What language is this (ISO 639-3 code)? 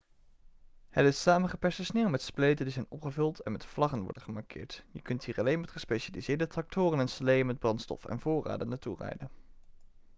nld